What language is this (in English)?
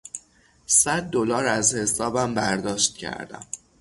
Persian